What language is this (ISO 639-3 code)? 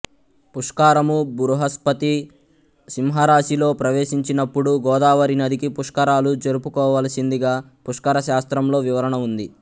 tel